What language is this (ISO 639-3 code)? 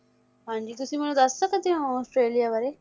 pan